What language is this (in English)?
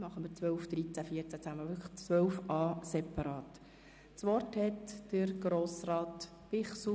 Swiss German